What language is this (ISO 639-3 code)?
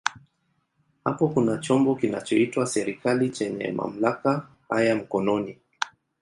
swa